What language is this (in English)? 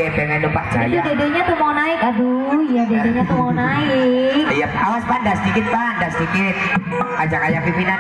Indonesian